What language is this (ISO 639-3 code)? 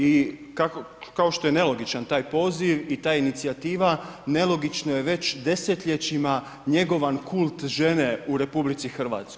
hrv